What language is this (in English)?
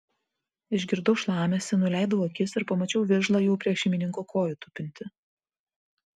Lithuanian